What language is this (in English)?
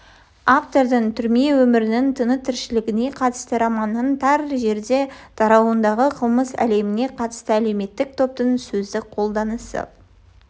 Kazakh